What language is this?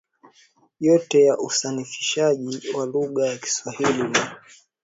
Swahili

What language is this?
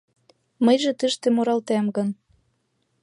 Mari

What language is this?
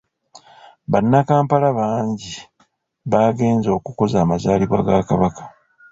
Ganda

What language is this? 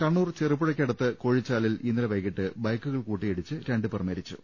Malayalam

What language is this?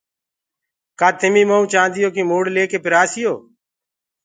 Gurgula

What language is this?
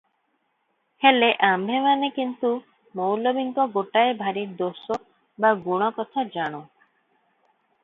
Odia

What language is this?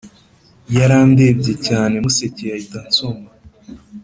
Kinyarwanda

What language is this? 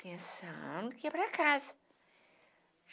Portuguese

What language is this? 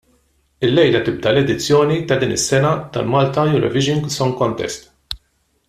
Maltese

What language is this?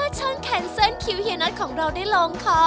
Thai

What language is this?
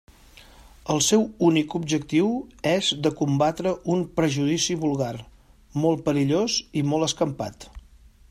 Catalan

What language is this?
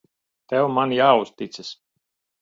Latvian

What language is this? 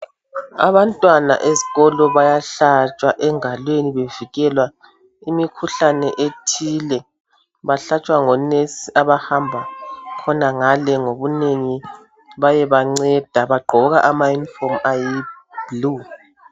North Ndebele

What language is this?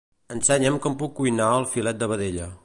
Catalan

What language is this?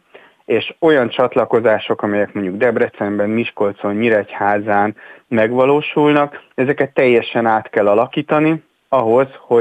Hungarian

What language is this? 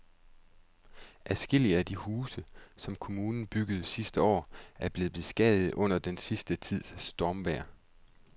Danish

